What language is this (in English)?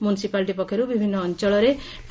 Odia